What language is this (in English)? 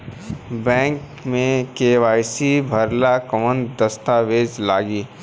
Bhojpuri